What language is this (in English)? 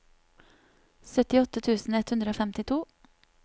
Norwegian